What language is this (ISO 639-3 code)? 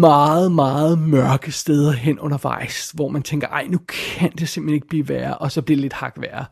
dan